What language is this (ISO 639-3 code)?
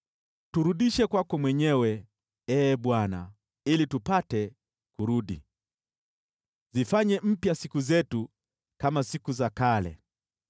swa